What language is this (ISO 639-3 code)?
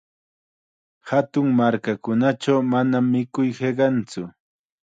qxa